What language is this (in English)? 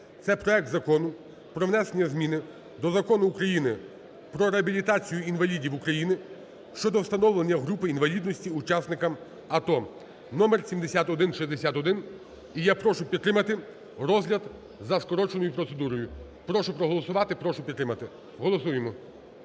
Ukrainian